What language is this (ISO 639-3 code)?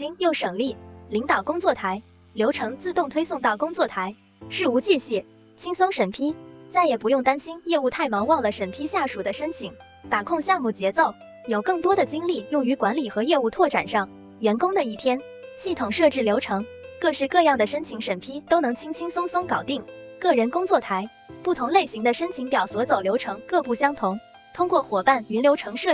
zho